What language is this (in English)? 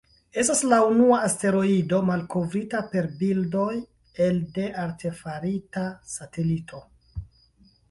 Esperanto